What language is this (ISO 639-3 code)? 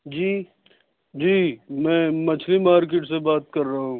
urd